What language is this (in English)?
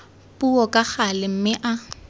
Tswana